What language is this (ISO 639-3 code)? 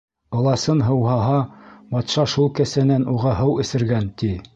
bak